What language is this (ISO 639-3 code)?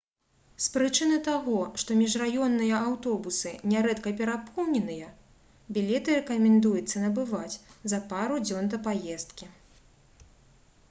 bel